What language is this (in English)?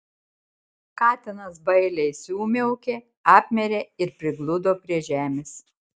Lithuanian